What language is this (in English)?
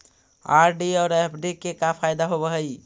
Magahi